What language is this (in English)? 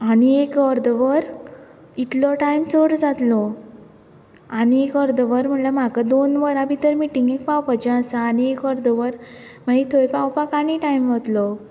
Konkani